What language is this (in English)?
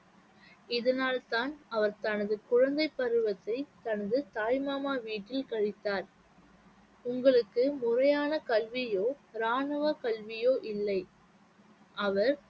Tamil